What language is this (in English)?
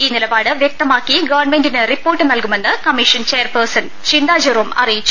Malayalam